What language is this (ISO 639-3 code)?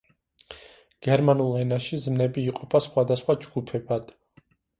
kat